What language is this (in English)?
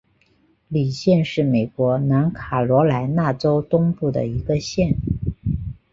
Chinese